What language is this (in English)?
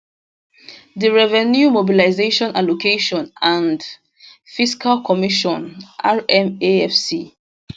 Nigerian Pidgin